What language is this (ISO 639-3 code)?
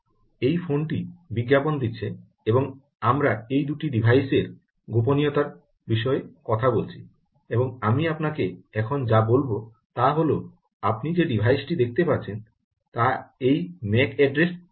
ben